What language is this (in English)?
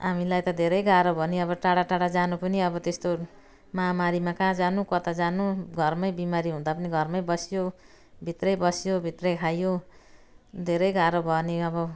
Nepali